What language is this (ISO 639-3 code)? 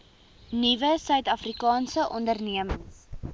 afr